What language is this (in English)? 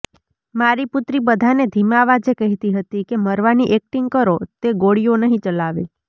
Gujarati